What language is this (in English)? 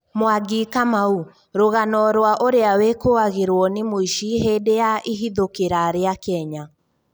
Kikuyu